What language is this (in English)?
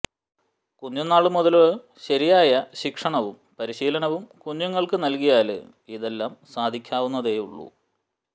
Malayalam